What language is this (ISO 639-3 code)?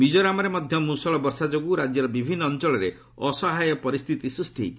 ori